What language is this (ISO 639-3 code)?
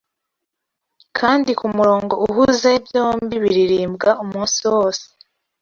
kin